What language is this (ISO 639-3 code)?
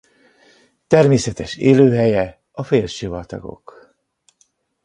hun